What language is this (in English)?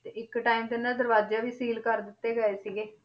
Punjabi